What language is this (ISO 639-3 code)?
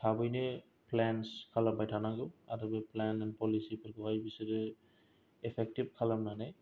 brx